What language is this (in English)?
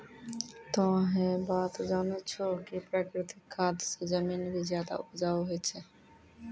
Maithili